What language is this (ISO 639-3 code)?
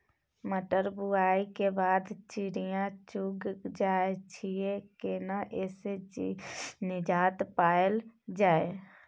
mai